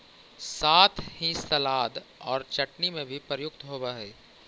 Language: Magahi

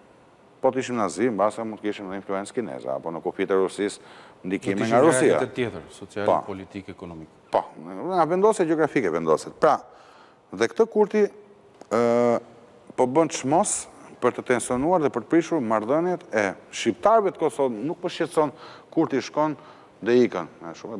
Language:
Romanian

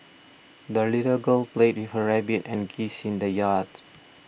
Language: English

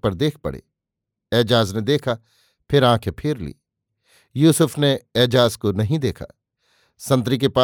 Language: Hindi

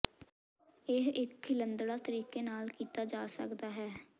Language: Punjabi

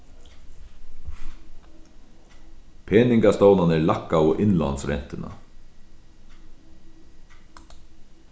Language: Faroese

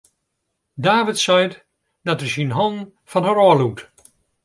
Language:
Western Frisian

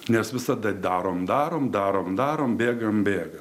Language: Lithuanian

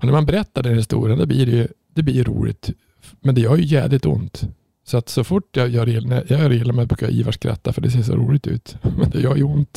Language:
Swedish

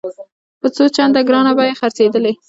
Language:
Pashto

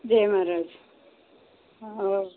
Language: Gujarati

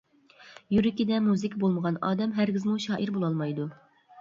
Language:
Uyghur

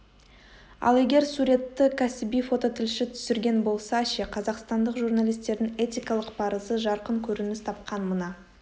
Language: Kazakh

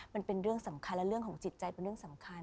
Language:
Thai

